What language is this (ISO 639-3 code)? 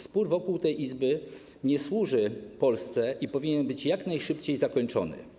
pol